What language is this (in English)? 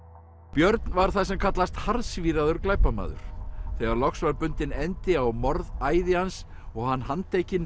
Icelandic